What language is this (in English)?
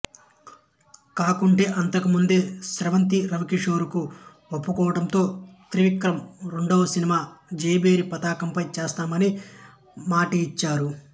Telugu